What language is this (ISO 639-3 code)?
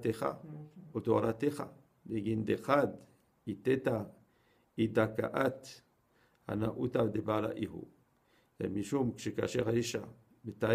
heb